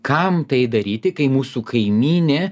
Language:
Lithuanian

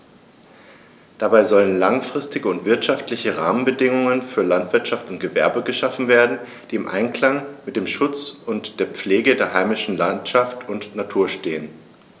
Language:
German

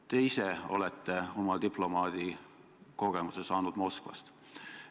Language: Estonian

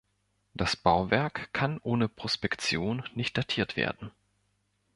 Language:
German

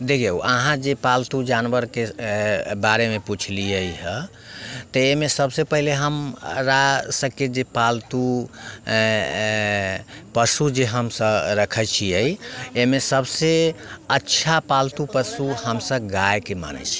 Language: Maithili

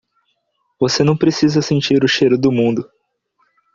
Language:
Portuguese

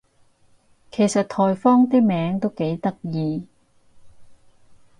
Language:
Cantonese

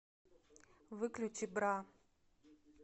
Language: Russian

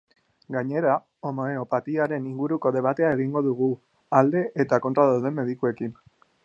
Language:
Basque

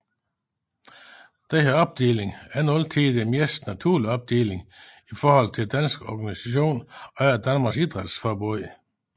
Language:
Danish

